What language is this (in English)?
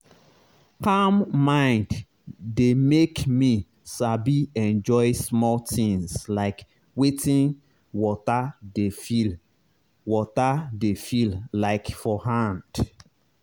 Nigerian Pidgin